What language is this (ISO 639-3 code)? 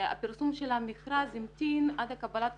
heb